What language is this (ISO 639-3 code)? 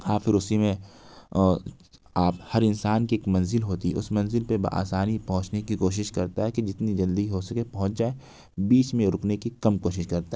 urd